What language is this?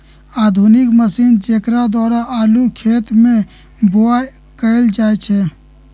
Magahi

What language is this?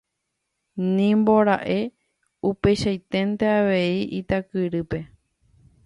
Guarani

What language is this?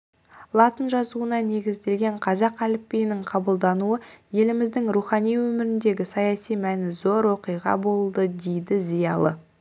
Kazakh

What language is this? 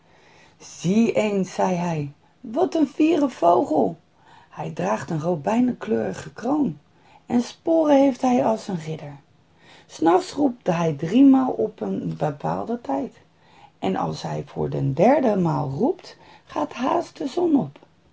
Dutch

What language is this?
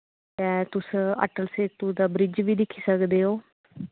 Dogri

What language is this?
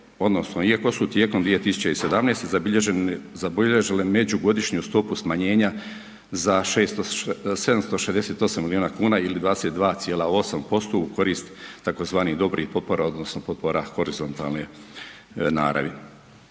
Croatian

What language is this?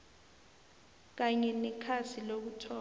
South Ndebele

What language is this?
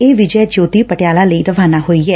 Punjabi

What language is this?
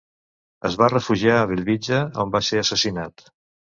Catalan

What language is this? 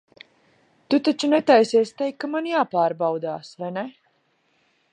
Latvian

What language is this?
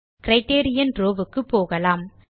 Tamil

